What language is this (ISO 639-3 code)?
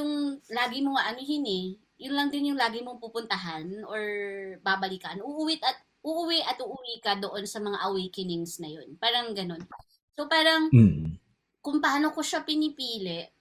fil